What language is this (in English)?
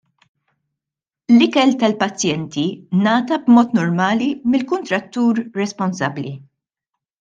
Maltese